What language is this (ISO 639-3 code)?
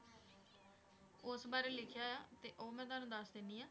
pan